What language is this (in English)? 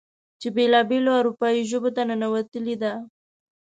Pashto